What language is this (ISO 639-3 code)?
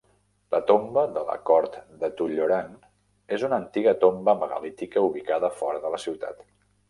cat